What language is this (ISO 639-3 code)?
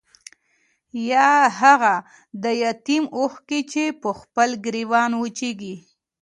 pus